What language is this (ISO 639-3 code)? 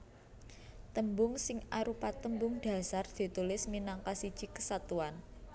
jav